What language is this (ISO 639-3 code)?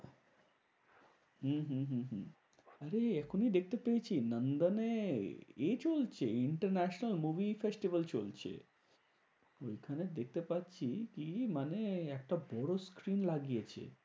ben